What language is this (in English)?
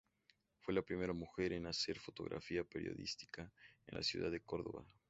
Spanish